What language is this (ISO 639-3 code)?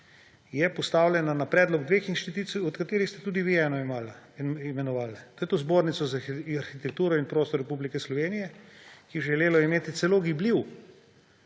slv